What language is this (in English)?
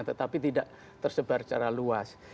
Indonesian